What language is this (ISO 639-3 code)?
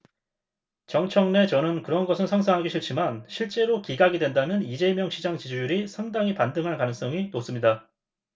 kor